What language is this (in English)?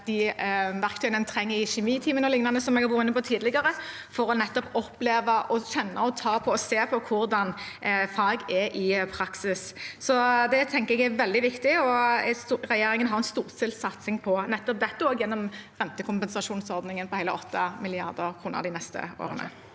Norwegian